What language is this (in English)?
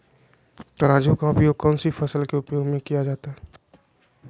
Magahi